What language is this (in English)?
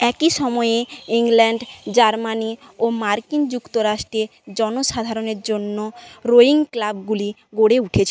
Bangla